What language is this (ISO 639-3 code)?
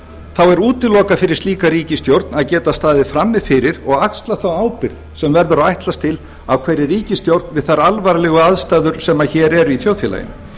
isl